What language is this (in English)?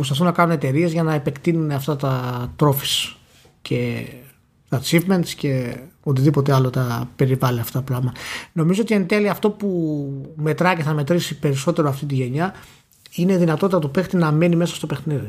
Greek